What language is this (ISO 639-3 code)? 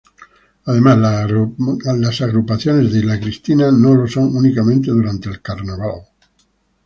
spa